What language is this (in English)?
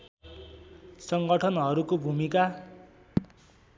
Nepali